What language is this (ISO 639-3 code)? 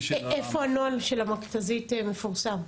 heb